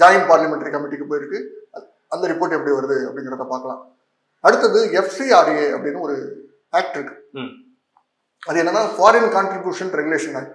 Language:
Tamil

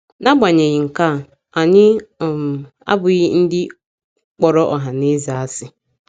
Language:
Igbo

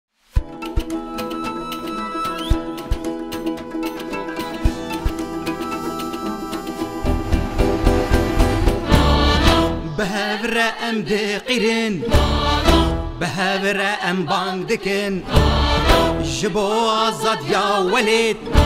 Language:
Arabic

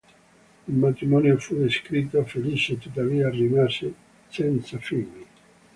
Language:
Italian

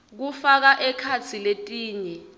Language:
Swati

